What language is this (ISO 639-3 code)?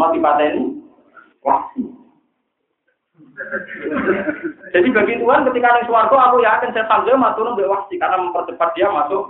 msa